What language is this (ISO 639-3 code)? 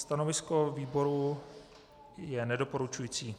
ces